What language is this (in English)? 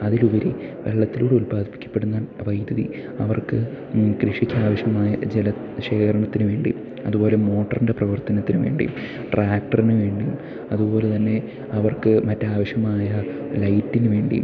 Malayalam